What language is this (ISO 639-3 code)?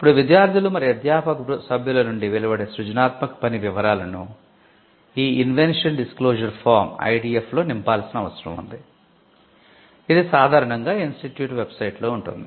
tel